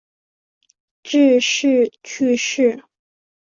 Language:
Chinese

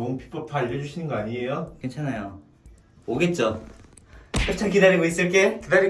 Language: Korean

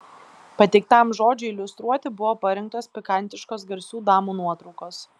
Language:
Lithuanian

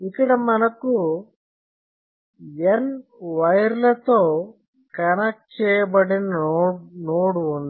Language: Telugu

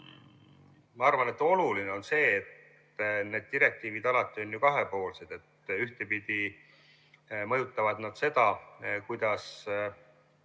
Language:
Estonian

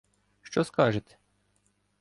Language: Ukrainian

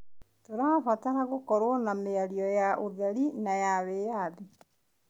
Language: Kikuyu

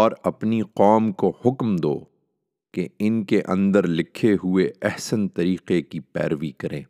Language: Urdu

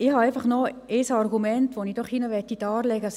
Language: Swiss German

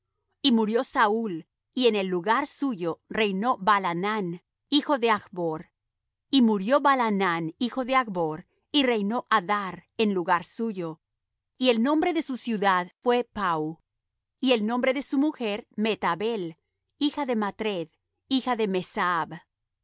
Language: Spanish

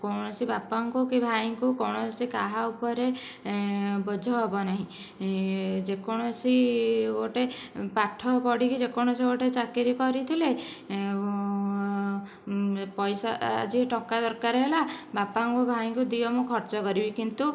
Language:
Odia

